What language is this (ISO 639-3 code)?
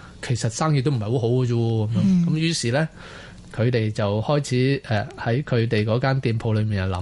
zho